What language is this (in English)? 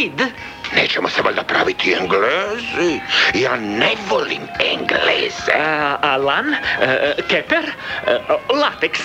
Croatian